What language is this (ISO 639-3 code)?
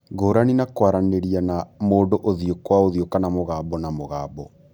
kik